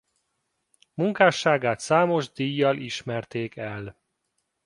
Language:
Hungarian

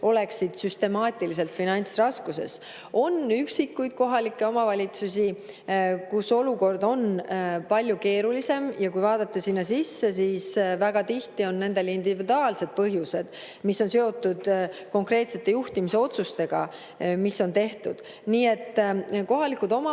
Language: Estonian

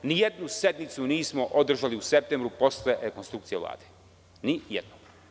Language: Serbian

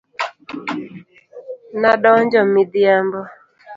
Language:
Luo (Kenya and Tanzania)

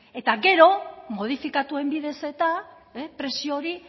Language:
Basque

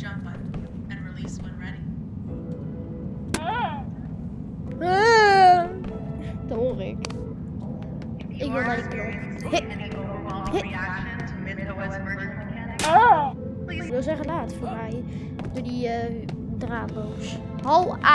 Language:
Dutch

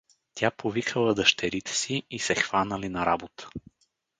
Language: Bulgarian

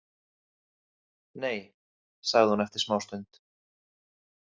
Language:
Icelandic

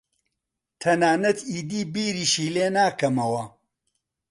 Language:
Central Kurdish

